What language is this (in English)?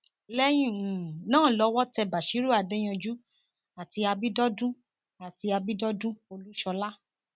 Yoruba